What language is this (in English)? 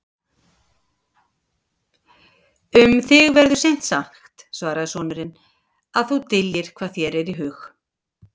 Icelandic